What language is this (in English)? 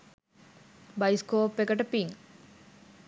Sinhala